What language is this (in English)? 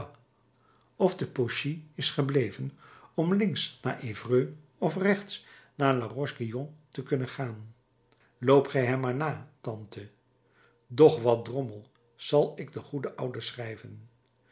Dutch